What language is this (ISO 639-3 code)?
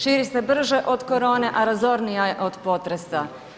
hrv